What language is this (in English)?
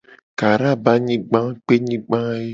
Gen